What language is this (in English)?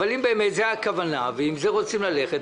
Hebrew